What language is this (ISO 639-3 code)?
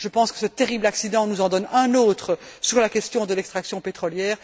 fra